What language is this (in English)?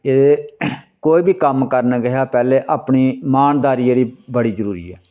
Dogri